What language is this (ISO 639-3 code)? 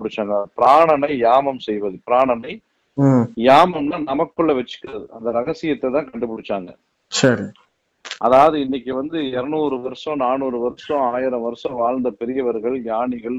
tam